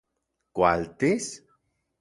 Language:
Central Puebla Nahuatl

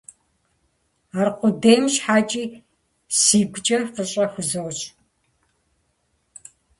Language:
Kabardian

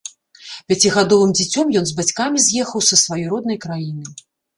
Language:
Belarusian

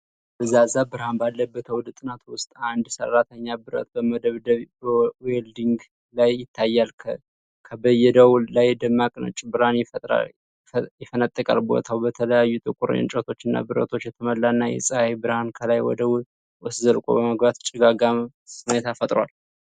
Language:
Amharic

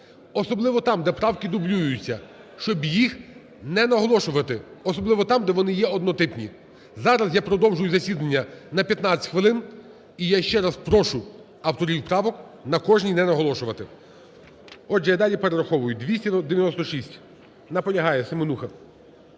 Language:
Ukrainian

